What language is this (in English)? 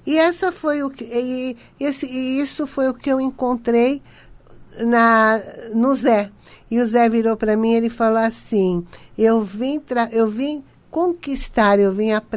Portuguese